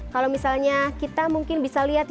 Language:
Indonesian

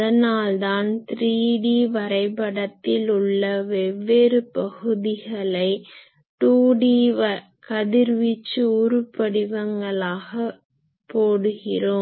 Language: Tamil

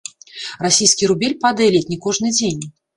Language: Belarusian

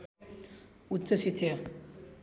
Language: Nepali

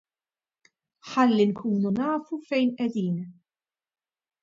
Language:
Maltese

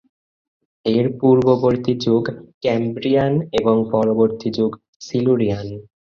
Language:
Bangla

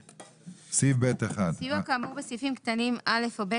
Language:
Hebrew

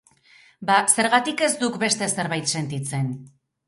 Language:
Basque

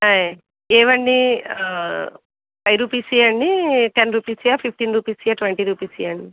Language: Telugu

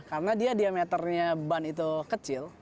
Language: Indonesian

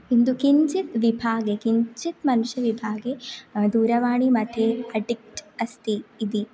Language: Sanskrit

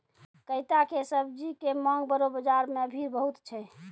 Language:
Maithili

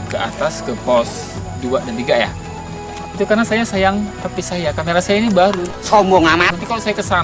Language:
Indonesian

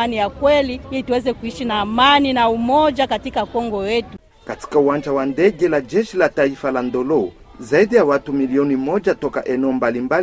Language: Swahili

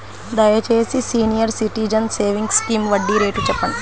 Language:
Telugu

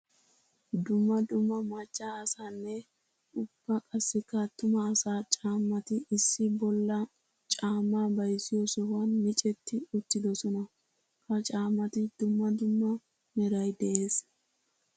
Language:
Wolaytta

